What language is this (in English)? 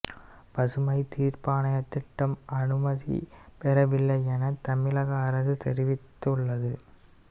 Tamil